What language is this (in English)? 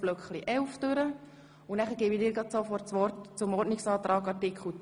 Swiss German